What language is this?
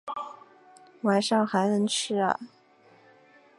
Chinese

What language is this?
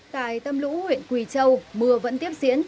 Vietnamese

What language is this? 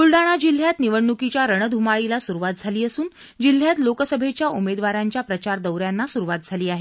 Marathi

